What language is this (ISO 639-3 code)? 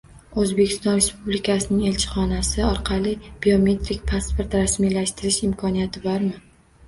uzb